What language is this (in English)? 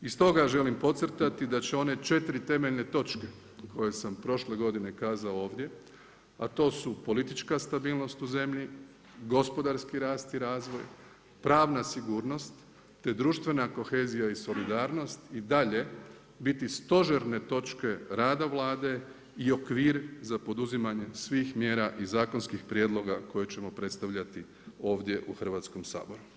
Croatian